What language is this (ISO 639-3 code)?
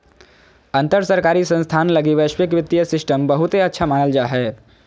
mag